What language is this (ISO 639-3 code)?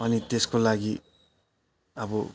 nep